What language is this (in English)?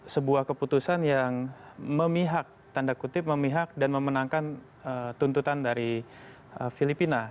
Indonesian